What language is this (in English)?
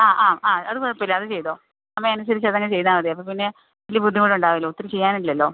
Malayalam